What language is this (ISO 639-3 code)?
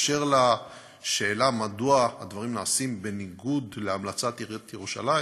heb